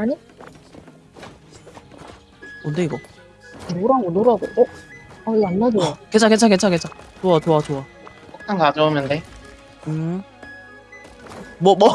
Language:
Korean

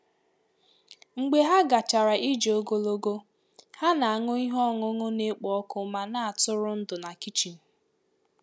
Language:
Igbo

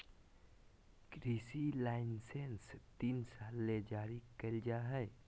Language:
Magahi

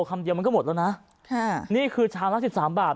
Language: Thai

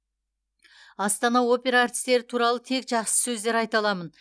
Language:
Kazakh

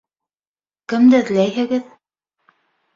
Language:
Bashkir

